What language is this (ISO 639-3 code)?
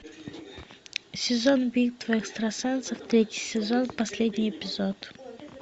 rus